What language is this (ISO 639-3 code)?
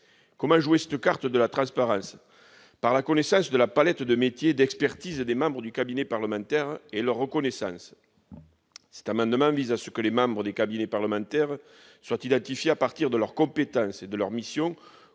fra